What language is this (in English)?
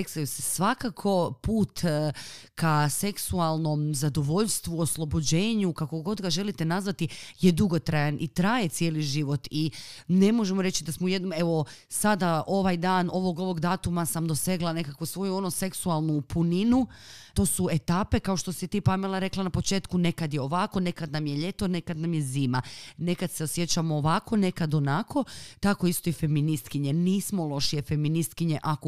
Croatian